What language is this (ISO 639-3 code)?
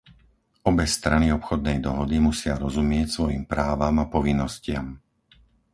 slk